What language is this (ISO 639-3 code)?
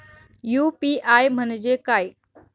mar